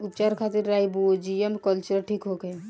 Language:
Bhojpuri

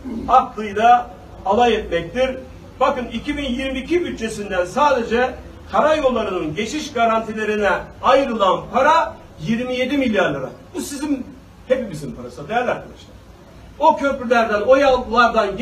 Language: Turkish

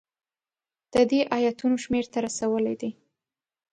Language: Pashto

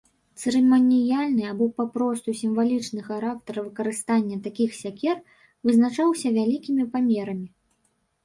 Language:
Belarusian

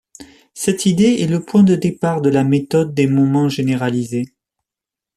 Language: French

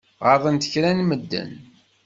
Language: Kabyle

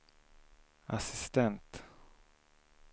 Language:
Swedish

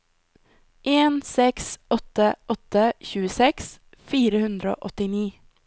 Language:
Norwegian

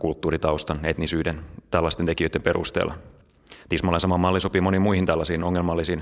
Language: Finnish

